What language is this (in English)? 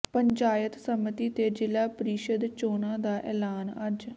Punjabi